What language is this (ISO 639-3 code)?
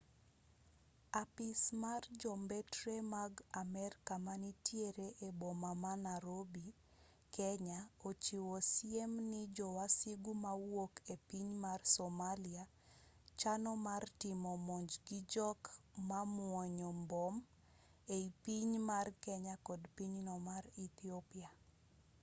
luo